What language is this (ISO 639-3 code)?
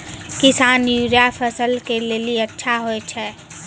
mai